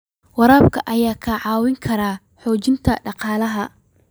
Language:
Somali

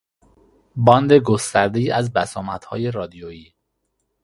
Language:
Persian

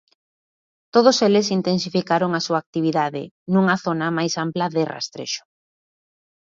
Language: Galician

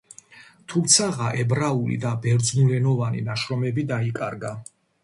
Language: Georgian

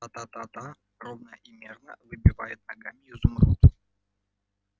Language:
Russian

